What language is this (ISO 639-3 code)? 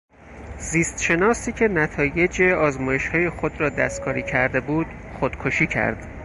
fas